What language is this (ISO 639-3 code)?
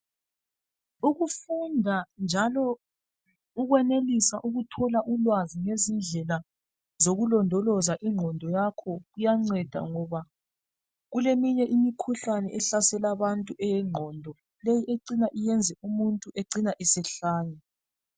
nde